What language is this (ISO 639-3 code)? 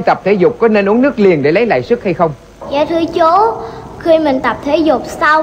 vie